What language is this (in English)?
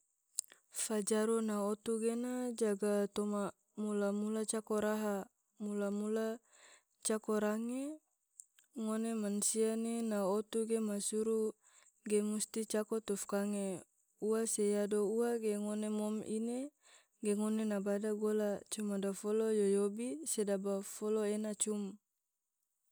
Tidore